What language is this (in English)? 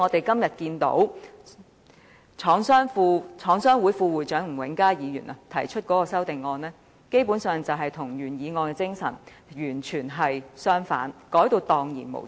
Cantonese